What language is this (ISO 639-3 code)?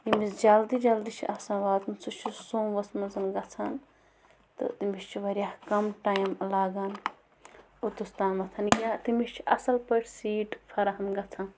kas